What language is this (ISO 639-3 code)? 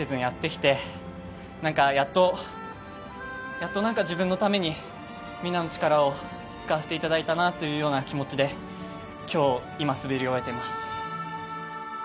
jpn